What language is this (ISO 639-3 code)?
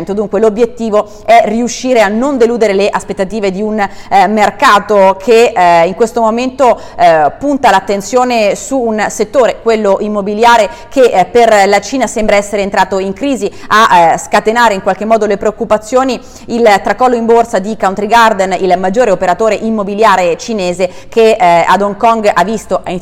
ita